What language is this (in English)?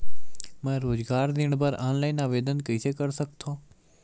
Chhattisgarhi